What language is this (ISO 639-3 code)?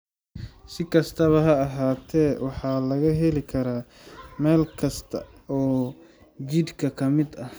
som